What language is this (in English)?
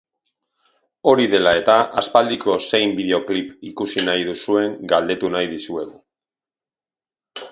Basque